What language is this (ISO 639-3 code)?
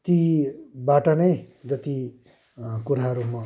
nep